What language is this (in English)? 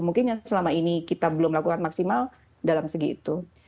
Indonesian